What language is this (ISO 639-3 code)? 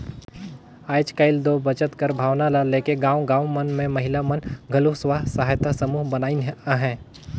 hne